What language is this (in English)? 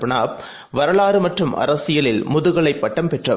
Tamil